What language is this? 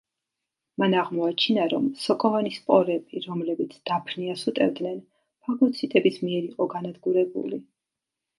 Georgian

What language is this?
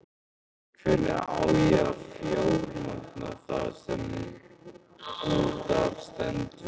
Icelandic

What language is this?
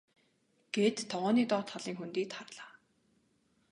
Mongolian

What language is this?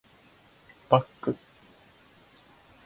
Japanese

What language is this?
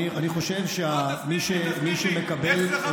Hebrew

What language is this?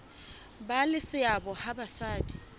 Southern Sotho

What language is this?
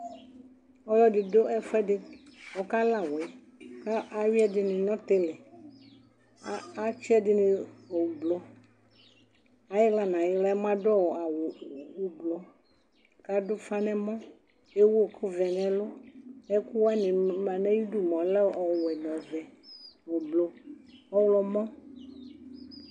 Ikposo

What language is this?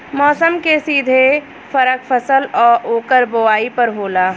Bhojpuri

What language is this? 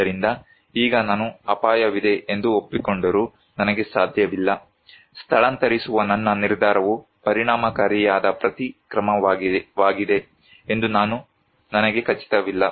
Kannada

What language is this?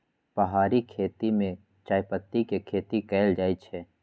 Magahi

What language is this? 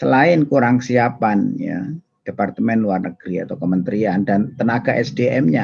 Indonesian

